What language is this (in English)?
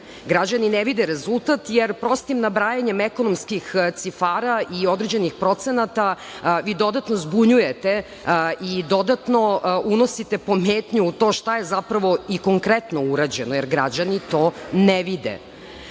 Serbian